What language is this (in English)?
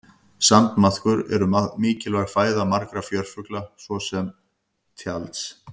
Icelandic